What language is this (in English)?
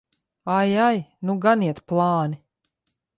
Latvian